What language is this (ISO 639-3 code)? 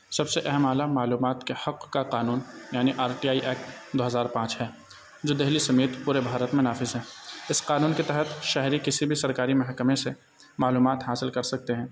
urd